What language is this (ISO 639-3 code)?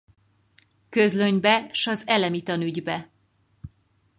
hun